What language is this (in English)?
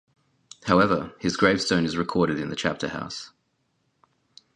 English